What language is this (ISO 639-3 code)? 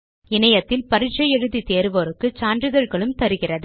tam